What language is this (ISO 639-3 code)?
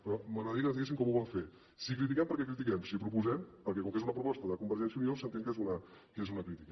cat